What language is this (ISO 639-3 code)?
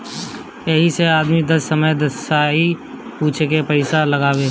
bho